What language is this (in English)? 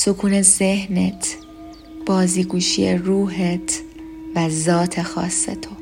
Persian